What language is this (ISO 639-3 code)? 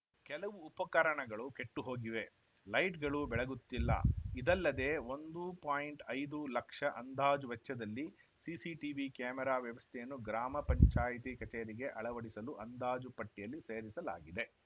kan